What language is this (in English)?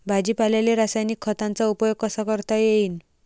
Marathi